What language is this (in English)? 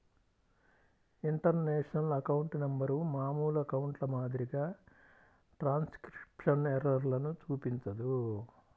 Telugu